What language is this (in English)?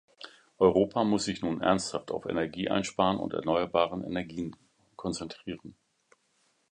German